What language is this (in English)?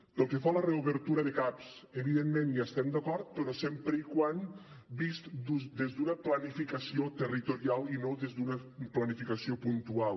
Catalan